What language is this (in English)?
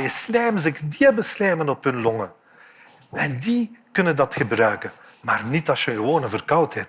Dutch